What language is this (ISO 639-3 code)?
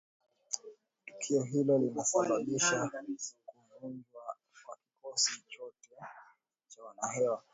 swa